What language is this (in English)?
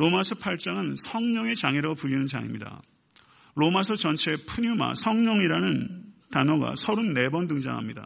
Korean